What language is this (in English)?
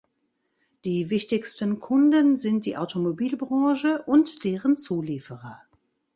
German